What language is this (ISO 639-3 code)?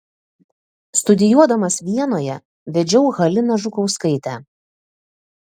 lit